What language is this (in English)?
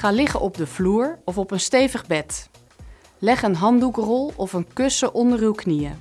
Dutch